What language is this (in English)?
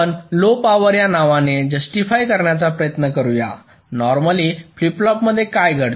Marathi